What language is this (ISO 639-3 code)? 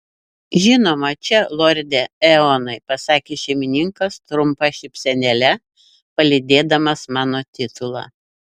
lit